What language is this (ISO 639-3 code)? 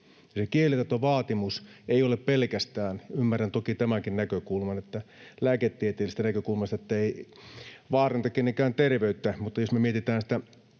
fin